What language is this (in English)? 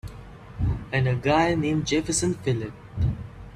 English